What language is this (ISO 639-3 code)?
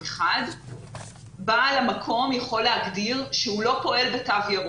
heb